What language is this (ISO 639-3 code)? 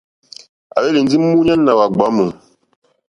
bri